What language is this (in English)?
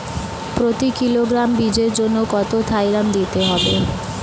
Bangla